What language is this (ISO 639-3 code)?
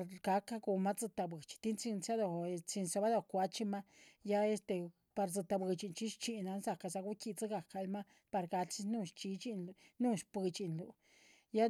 zpv